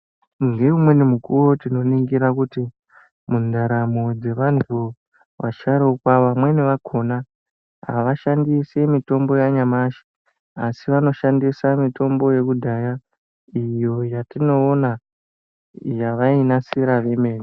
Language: Ndau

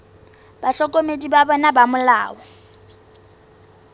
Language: Southern Sotho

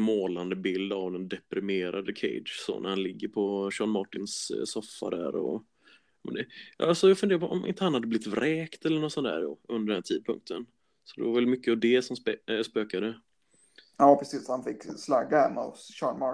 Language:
Swedish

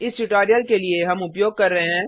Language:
Hindi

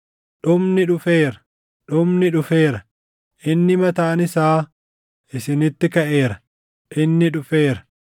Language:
Oromo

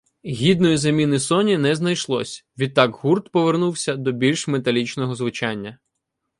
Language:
Ukrainian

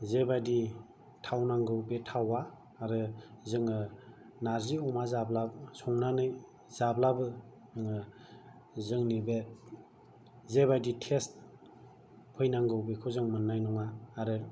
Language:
Bodo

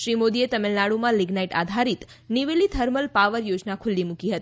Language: Gujarati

